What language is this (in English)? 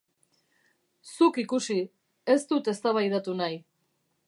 Basque